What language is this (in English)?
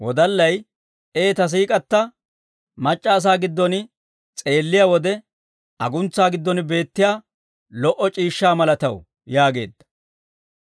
Dawro